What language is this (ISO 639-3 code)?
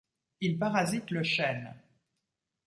fra